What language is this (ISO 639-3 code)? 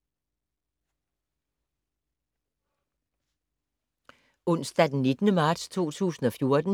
dan